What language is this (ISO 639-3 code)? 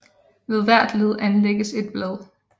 dan